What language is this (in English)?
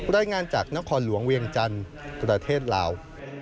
Thai